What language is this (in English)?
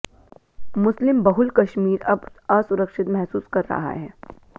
Hindi